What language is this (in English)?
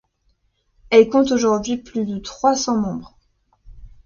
French